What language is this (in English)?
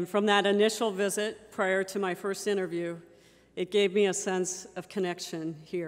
English